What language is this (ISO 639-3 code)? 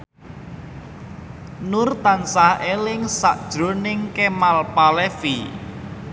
jav